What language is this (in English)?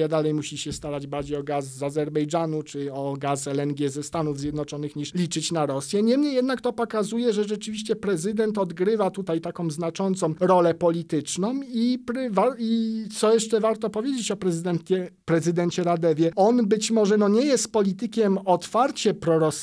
Polish